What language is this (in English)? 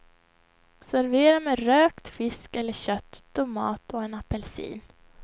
Swedish